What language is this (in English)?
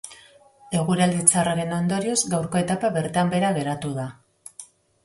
Basque